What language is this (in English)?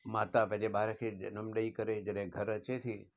Sindhi